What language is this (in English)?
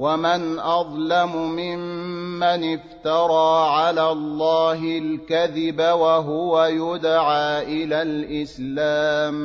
Arabic